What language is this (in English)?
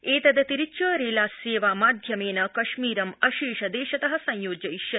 Sanskrit